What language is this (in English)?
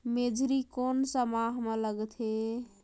Chhattisgarhi